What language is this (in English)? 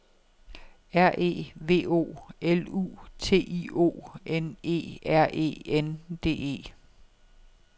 Danish